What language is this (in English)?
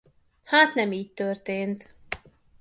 Hungarian